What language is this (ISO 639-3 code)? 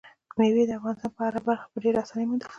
pus